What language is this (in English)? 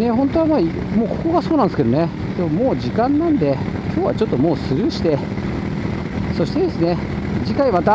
Japanese